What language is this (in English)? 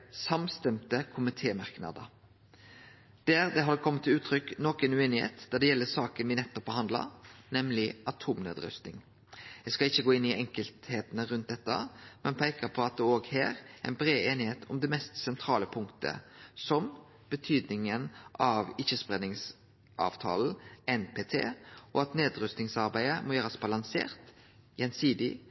Norwegian Nynorsk